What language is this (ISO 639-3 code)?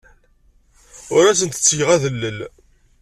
kab